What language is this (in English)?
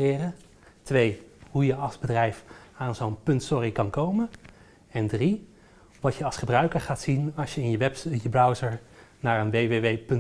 Dutch